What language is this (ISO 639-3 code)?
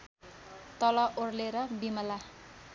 nep